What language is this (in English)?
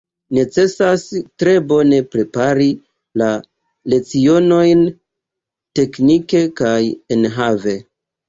Esperanto